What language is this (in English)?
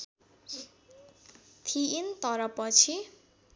Nepali